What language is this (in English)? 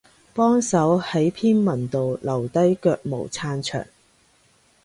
Cantonese